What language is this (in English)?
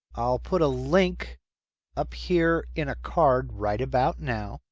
English